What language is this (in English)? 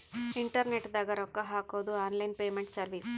Kannada